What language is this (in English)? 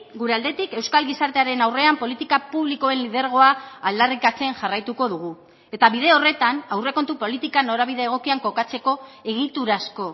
Basque